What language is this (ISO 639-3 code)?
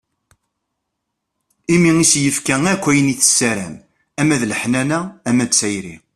kab